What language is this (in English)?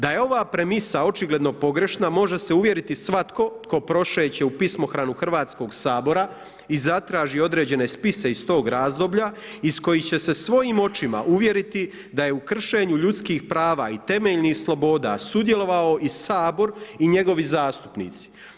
Croatian